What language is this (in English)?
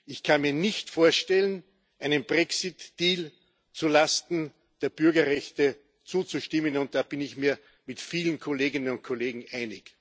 German